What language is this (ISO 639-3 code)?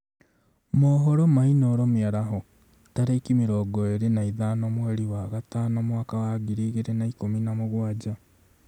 kik